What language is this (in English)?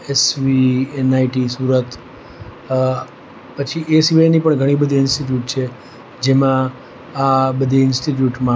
Gujarati